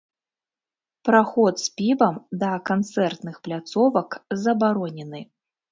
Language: Belarusian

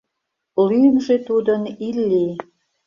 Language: Mari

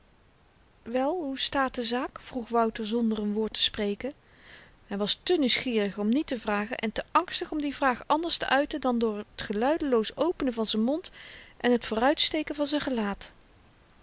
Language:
Dutch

